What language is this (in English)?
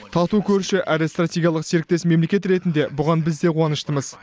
Kazakh